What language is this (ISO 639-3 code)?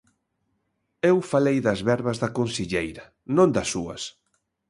glg